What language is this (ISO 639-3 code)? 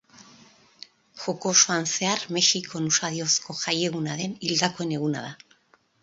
eus